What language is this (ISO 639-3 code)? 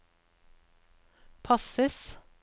nor